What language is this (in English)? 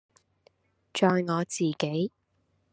Cantonese